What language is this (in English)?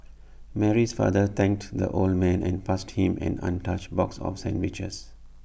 English